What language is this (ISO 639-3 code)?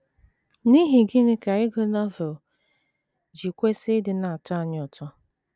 ibo